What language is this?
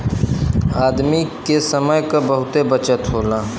Bhojpuri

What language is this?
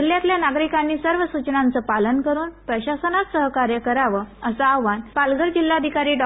Marathi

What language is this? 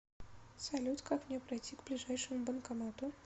Russian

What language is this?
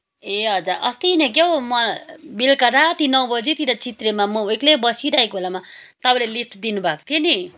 Nepali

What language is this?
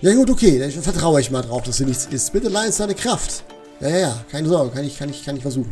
German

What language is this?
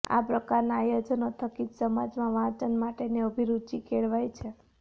Gujarati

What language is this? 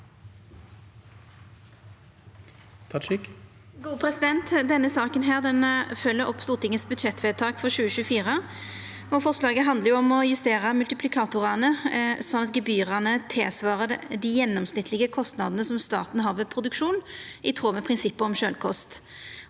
Norwegian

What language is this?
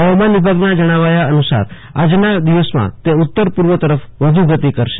Gujarati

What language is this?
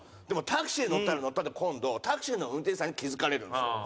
Japanese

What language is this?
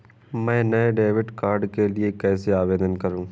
Hindi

